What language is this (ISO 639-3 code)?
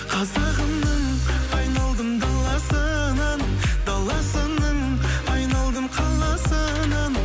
kaz